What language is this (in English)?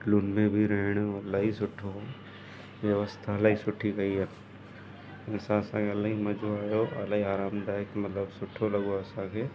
Sindhi